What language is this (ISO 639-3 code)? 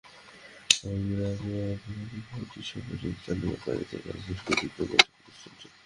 ben